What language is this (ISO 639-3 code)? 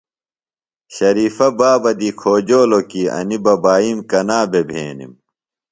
phl